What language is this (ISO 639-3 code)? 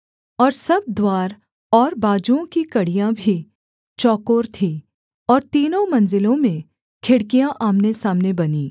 hin